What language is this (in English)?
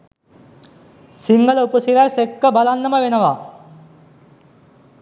Sinhala